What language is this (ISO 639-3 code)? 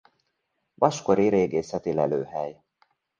hun